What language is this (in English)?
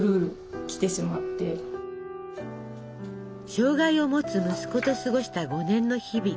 Japanese